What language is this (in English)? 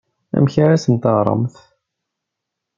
Kabyle